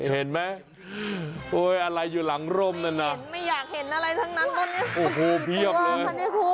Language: Thai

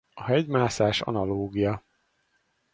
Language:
Hungarian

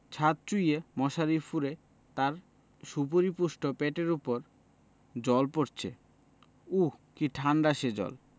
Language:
Bangla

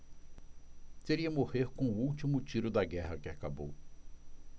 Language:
Portuguese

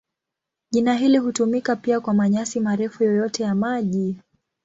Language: Swahili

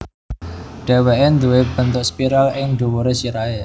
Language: Javanese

